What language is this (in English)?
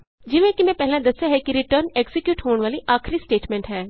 Punjabi